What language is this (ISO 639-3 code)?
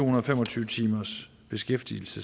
dan